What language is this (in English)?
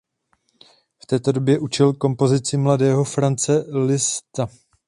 Czech